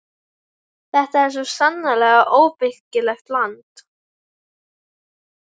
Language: Icelandic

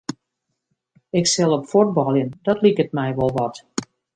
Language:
Western Frisian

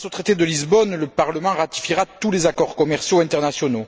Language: French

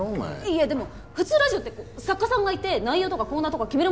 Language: Japanese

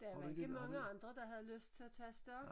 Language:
Danish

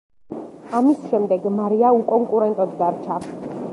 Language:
Georgian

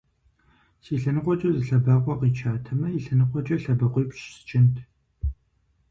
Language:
Kabardian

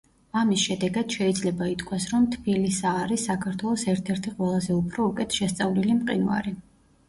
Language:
Georgian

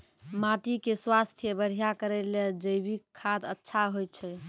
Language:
Maithili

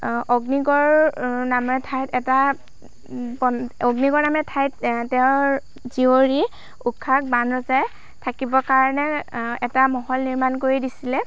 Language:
Assamese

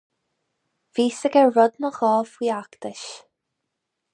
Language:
Irish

